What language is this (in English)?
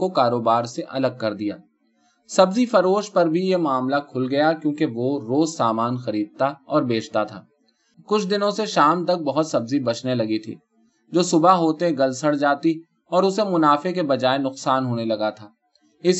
Urdu